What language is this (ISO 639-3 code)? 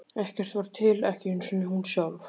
isl